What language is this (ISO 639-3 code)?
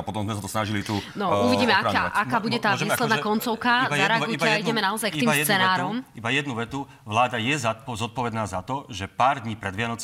slk